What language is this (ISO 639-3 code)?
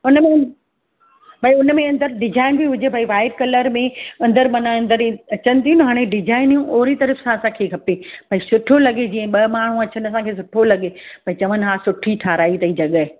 snd